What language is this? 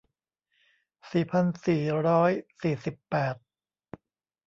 Thai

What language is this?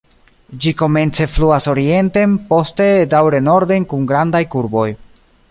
Esperanto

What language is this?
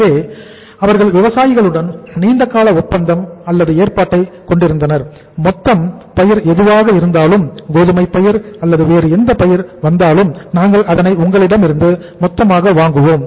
Tamil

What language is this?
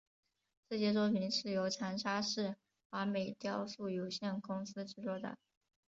Chinese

